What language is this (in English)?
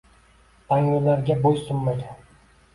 Uzbek